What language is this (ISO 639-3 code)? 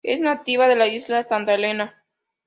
spa